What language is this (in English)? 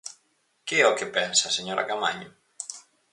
Galician